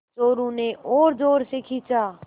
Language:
Hindi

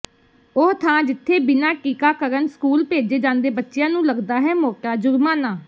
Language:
Punjabi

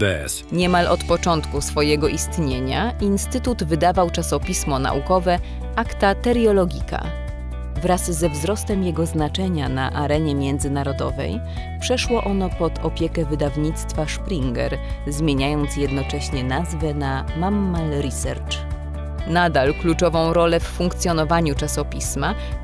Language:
Polish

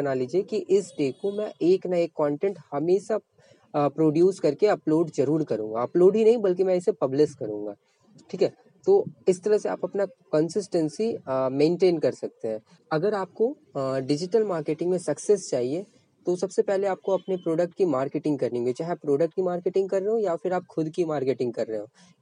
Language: Hindi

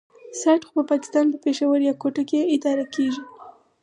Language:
Pashto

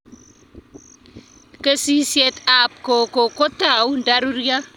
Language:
Kalenjin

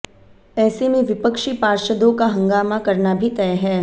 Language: Hindi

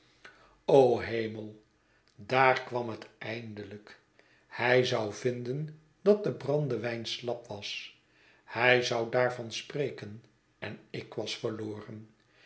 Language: Dutch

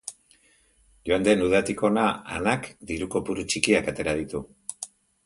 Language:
Basque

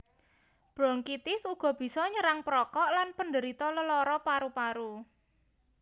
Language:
Javanese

